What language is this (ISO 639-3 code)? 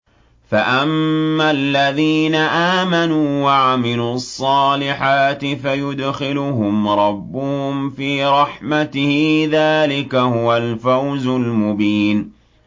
ara